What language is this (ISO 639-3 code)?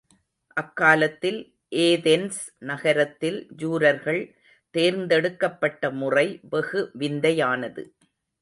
tam